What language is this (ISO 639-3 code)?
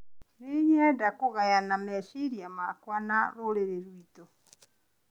kik